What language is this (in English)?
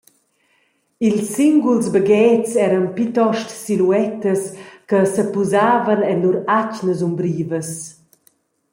Romansh